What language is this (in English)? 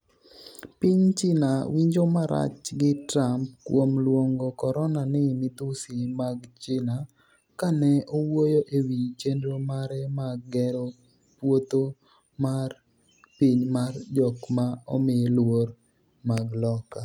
Luo (Kenya and Tanzania)